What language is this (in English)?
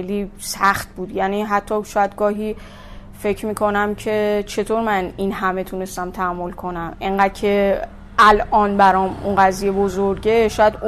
Persian